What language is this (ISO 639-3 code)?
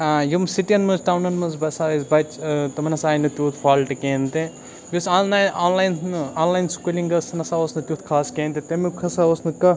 kas